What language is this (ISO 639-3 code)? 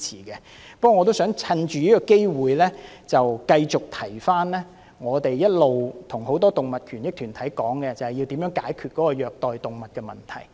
yue